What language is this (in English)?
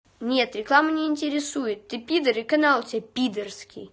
Russian